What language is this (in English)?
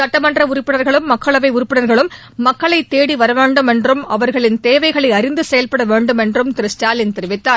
Tamil